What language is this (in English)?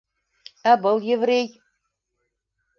Bashkir